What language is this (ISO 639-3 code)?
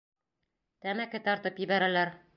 bak